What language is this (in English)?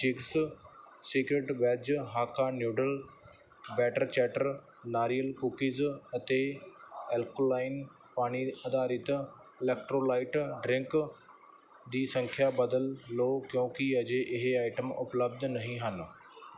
Punjabi